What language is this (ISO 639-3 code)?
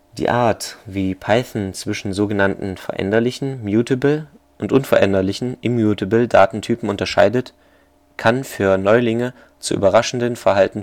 deu